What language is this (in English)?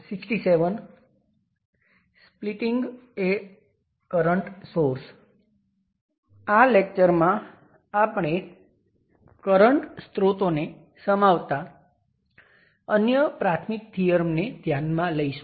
Gujarati